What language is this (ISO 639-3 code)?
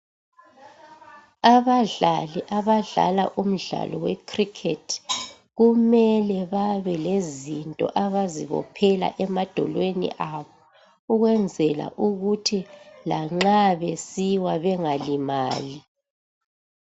nde